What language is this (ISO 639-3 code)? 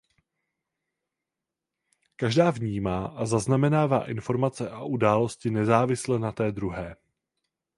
ces